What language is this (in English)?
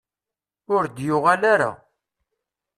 Kabyle